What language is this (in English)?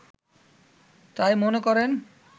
Bangla